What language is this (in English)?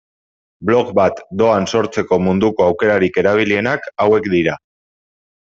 Basque